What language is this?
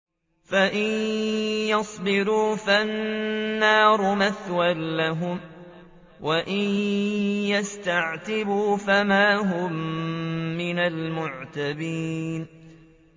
Arabic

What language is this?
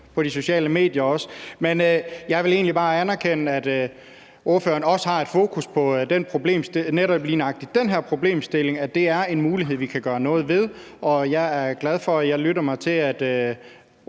Danish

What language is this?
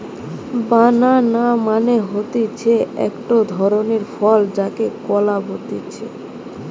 Bangla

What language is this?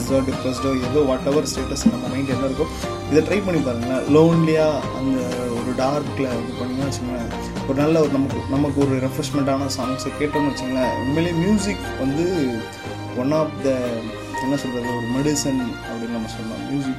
Tamil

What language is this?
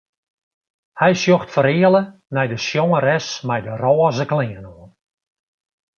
Western Frisian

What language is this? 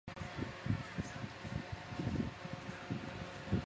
Chinese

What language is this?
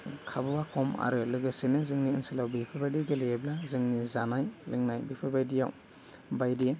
Bodo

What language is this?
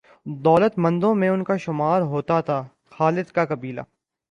Urdu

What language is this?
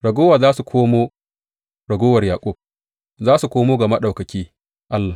Hausa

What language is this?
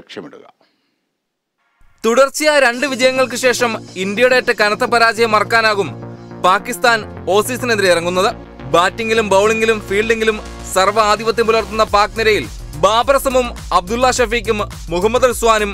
Turkish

